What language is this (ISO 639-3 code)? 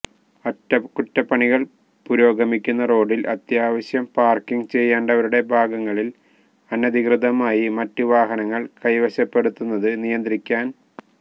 mal